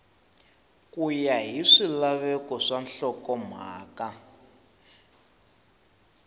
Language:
Tsonga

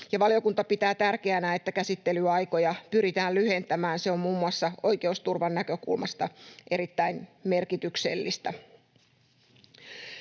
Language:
Finnish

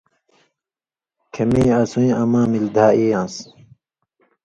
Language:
Indus Kohistani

